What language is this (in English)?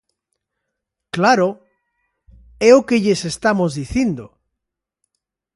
Galician